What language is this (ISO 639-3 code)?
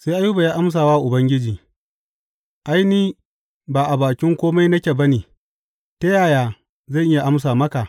hau